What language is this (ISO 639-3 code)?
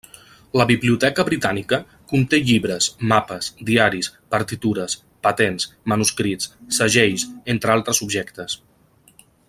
cat